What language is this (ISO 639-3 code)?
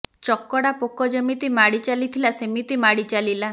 ori